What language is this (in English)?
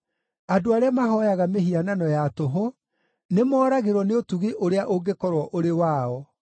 Kikuyu